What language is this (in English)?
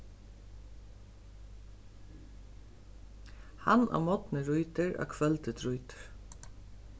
Faroese